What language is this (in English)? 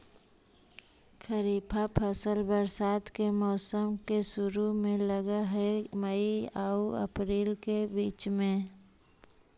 Magahi